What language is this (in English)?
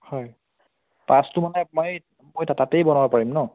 Assamese